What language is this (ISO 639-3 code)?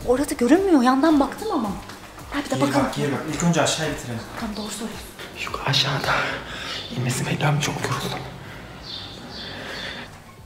tur